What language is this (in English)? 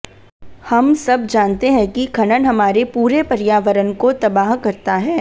Hindi